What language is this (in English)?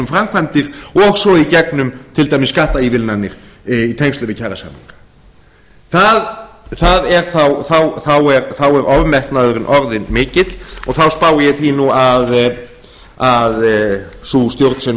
Icelandic